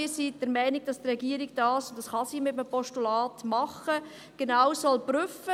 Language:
Swiss German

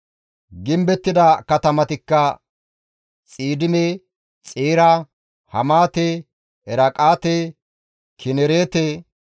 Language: Gamo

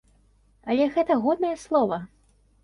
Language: Belarusian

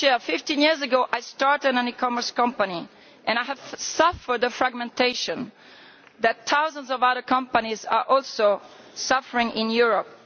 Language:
English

